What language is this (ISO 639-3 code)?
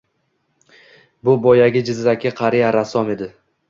uzb